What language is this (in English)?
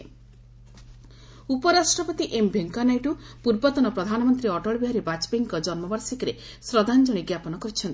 Odia